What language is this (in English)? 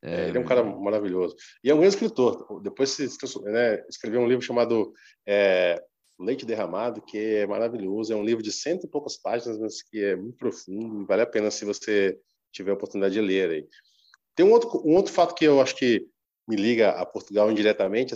Portuguese